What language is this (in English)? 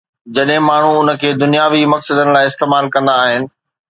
Sindhi